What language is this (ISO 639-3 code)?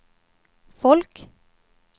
swe